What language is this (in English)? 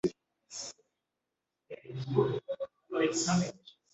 Ganda